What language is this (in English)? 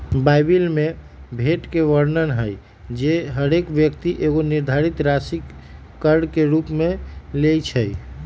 Magahi